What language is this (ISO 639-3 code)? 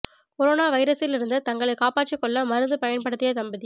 tam